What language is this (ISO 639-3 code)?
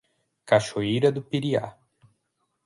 por